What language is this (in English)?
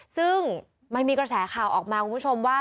Thai